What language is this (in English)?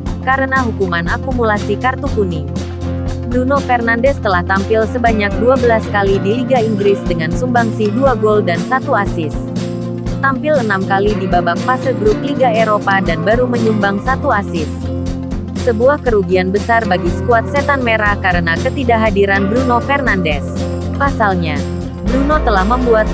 Indonesian